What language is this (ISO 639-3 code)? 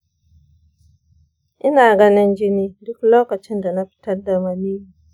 hau